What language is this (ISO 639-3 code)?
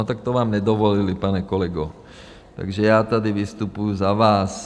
ces